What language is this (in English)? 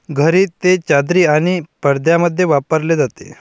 Marathi